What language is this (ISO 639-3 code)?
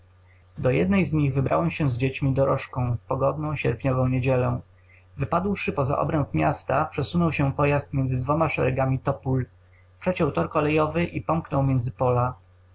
pol